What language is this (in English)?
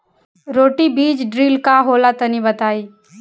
Bhojpuri